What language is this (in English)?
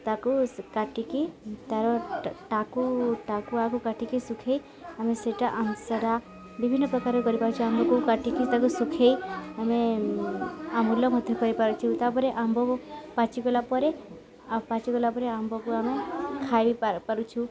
Odia